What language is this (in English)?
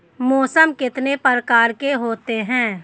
Hindi